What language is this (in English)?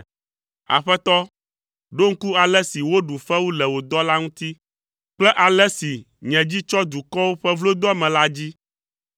Ewe